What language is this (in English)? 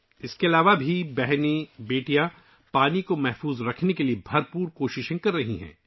Urdu